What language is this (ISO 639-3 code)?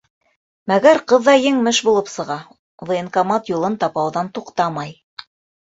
bak